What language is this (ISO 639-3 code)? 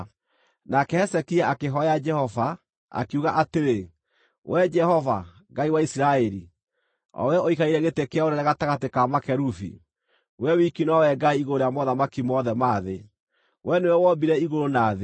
kik